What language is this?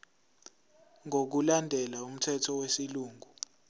Zulu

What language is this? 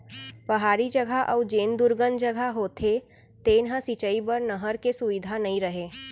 Chhattisgarhi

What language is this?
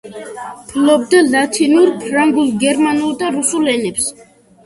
Georgian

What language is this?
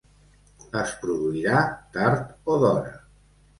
Catalan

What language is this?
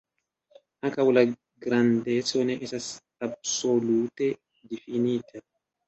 Esperanto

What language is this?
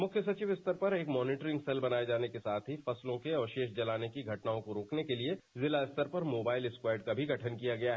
Hindi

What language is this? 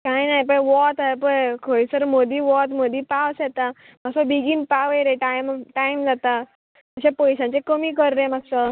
Konkani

